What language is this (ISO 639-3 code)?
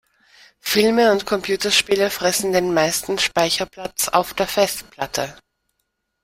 deu